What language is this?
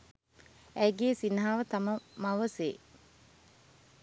Sinhala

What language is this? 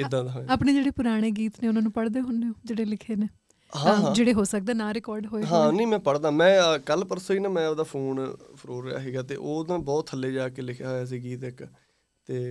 Punjabi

